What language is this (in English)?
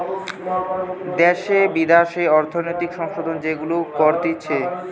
Bangla